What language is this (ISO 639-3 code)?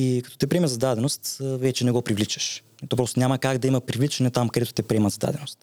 bul